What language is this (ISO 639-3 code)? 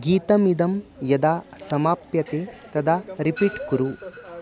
san